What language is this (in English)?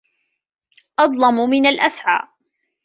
Arabic